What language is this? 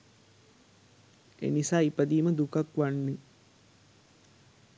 Sinhala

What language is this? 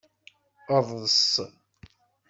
Kabyle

